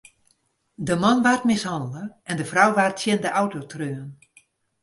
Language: Western Frisian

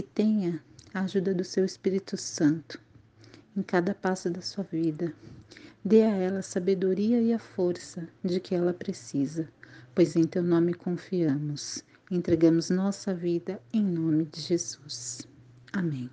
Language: Portuguese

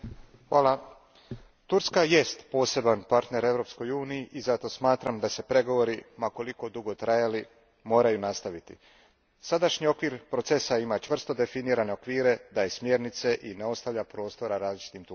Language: Croatian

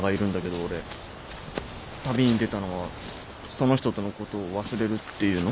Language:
Japanese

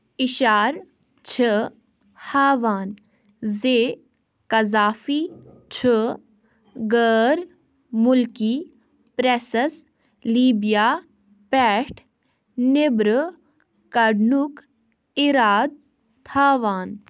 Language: Kashmiri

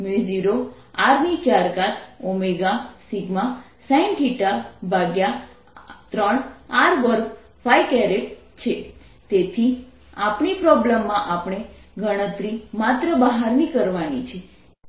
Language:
Gujarati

